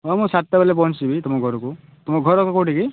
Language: Odia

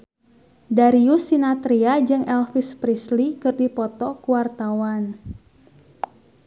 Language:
Sundanese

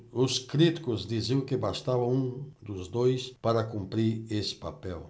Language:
Portuguese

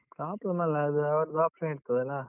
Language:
Kannada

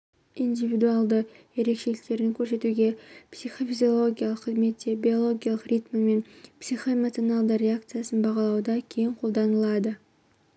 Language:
Kazakh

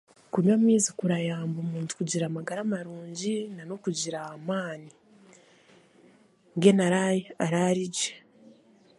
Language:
Chiga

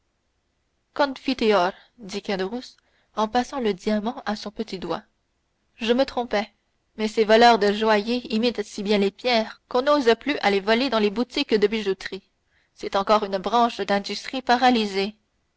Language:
French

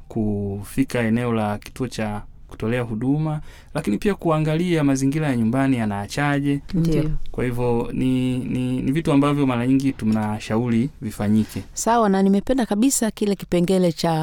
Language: Swahili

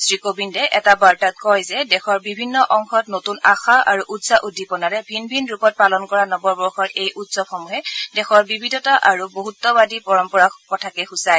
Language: Assamese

